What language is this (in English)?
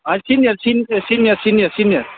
Nepali